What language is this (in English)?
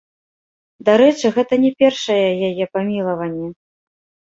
Belarusian